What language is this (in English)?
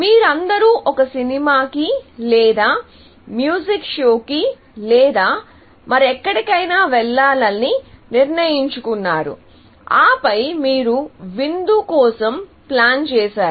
Telugu